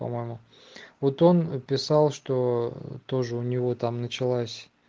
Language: Russian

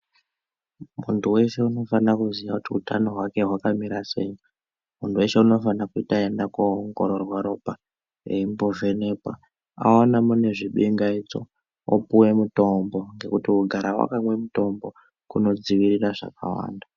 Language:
Ndau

